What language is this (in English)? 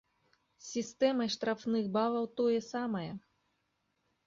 Belarusian